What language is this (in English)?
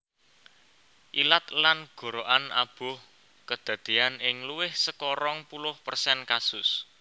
Javanese